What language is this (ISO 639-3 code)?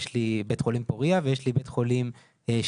heb